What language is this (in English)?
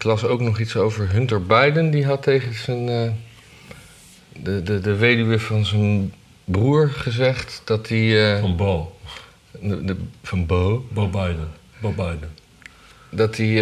Dutch